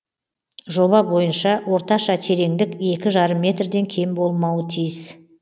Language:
Kazakh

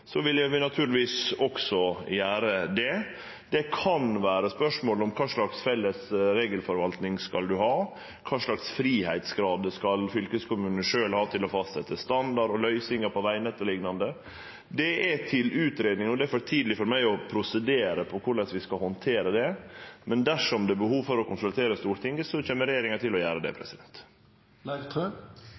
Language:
Norwegian Nynorsk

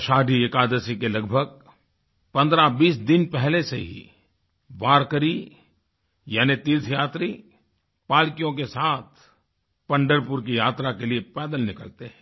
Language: Hindi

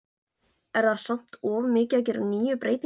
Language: Icelandic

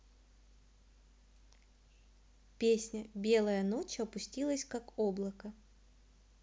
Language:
Russian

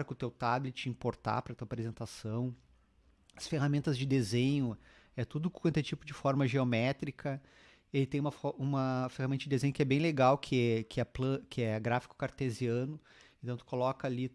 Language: Portuguese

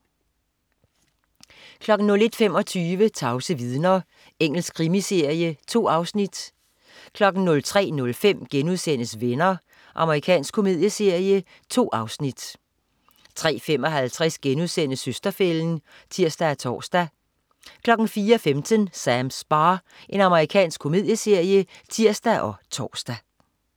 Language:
Danish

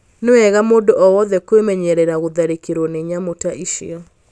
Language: Kikuyu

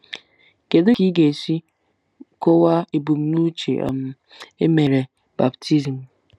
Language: Igbo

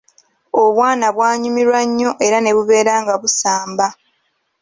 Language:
Ganda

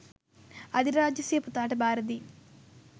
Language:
Sinhala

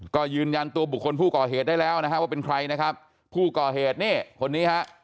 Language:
Thai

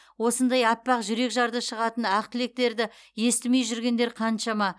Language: Kazakh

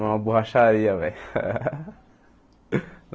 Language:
Portuguese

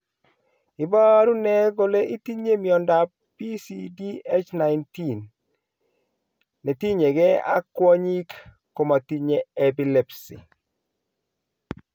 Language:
Kalenjin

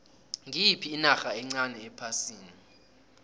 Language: South Ndebele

